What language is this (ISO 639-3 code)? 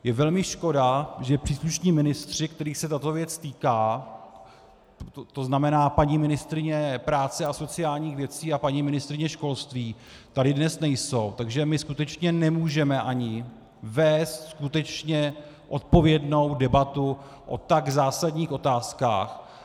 ces